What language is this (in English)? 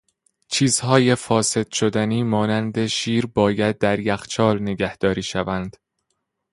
Persian